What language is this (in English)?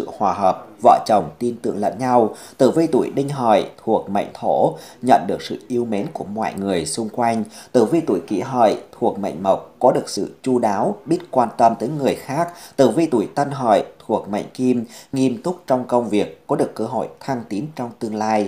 Vietnamese